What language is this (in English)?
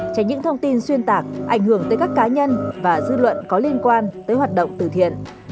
Vietnamese